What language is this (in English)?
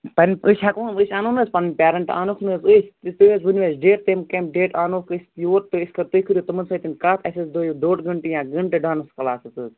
Kashmiri